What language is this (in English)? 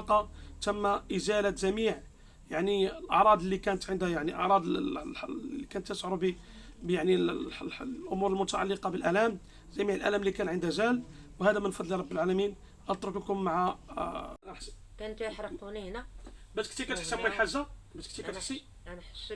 Arabic